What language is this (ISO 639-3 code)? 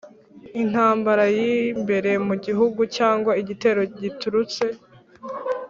kin